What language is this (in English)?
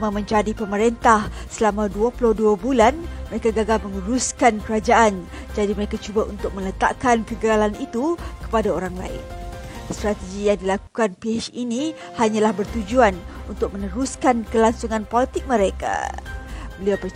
Malay